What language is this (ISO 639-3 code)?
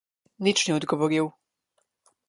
slv